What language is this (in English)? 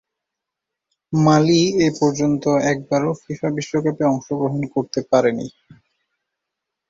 Bangla